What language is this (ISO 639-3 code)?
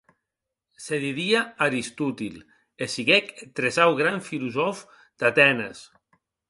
oci